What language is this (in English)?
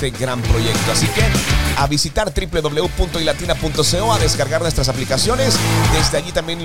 Spanish